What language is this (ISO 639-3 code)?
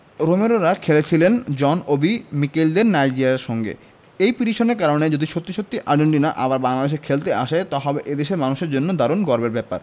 ben